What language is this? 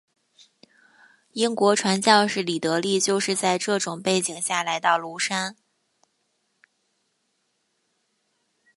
Chinese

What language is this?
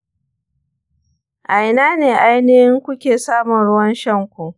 Hausa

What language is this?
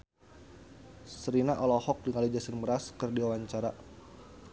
Sundanese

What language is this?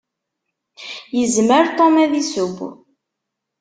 Kabyle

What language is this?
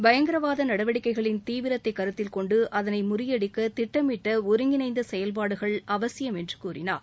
Tamil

